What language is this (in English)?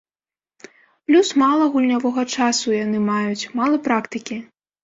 Belarusian